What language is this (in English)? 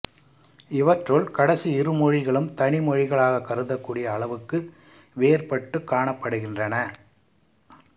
Tamil